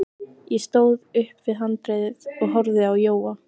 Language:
Icelandic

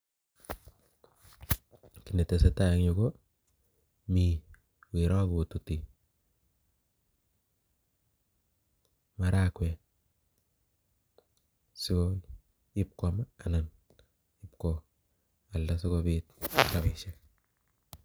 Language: Kalenjin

